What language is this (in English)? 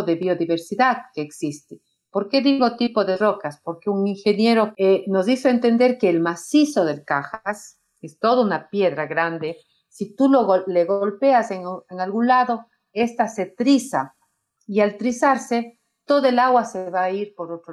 Spanish